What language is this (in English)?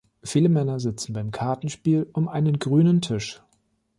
German